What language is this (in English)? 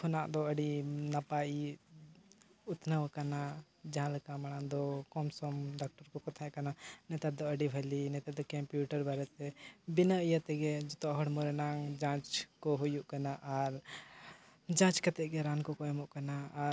Santali